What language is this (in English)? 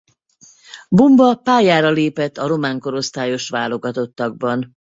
Hungarian